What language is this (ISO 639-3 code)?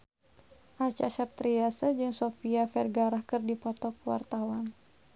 sun